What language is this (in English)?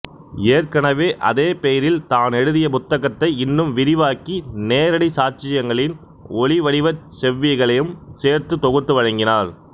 Tamil